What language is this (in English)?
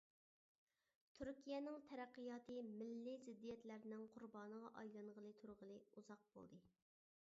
Uyghur